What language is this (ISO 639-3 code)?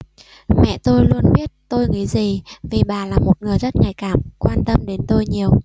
vie